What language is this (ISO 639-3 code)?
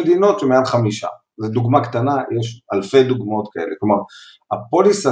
heb